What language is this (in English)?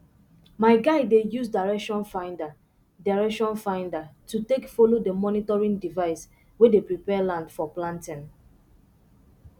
Nigerian Pidgin